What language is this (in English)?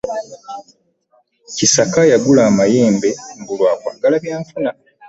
Ganda